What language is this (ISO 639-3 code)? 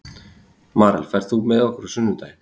isl